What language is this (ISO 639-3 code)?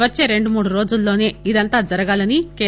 tel